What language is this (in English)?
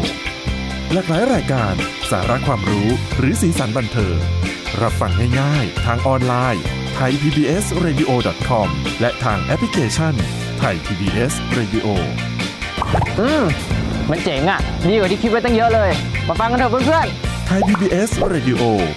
Thai